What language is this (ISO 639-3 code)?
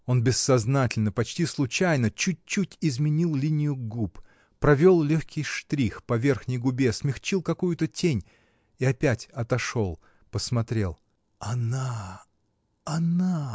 rus